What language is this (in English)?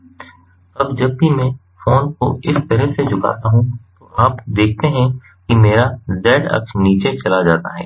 Hindi